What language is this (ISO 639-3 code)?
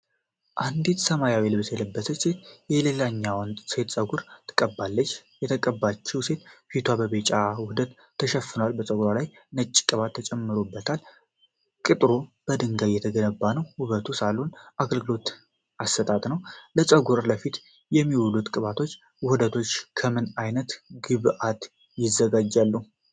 amh